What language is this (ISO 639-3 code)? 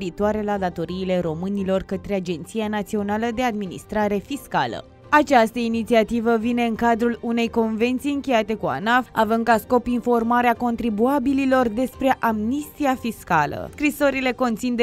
ron